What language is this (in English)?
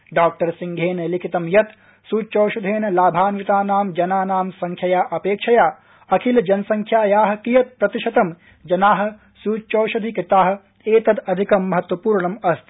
Sanskrit